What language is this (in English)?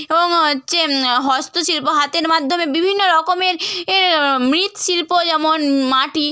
Bangla